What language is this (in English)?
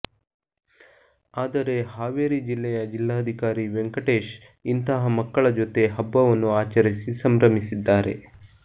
Kannada